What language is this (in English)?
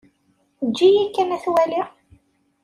Kabyle